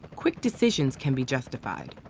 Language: English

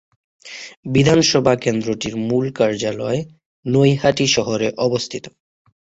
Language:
Bangla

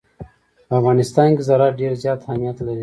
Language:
Pashto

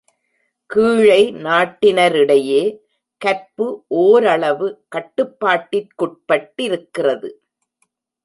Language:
Tamil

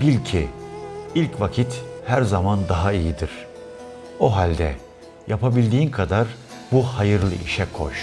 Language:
Turkish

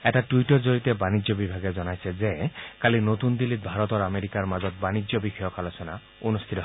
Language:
Assamese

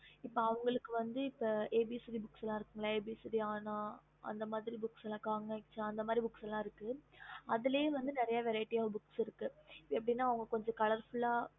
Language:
Tamil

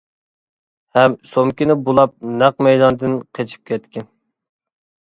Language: Uyghur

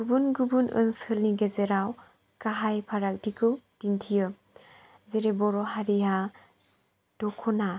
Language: Bodo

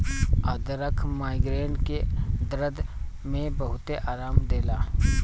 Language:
Bhojpuri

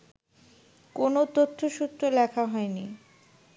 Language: Bangla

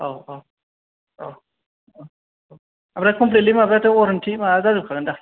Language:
Bodo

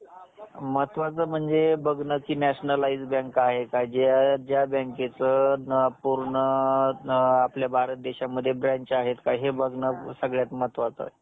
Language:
Marathi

